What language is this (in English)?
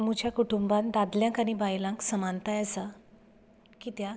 Konkani